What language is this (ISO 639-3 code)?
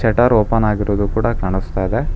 kan